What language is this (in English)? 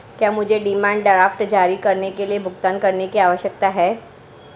Hindi